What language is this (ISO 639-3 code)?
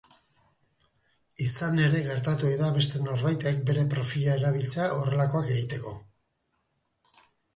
eus